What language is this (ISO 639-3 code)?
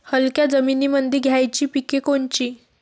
mar